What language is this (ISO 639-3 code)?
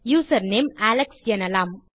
tam